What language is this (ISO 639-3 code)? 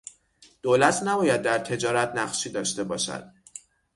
fas